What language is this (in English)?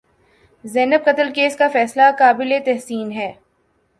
Urdu